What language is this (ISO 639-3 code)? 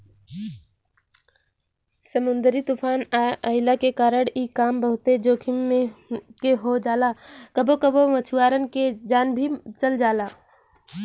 bho